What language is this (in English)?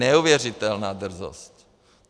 Czech